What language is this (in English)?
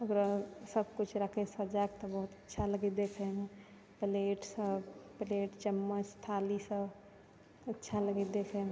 Maithili